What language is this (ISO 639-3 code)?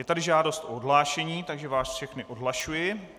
ces